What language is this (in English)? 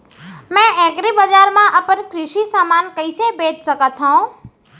Chhattisgarhi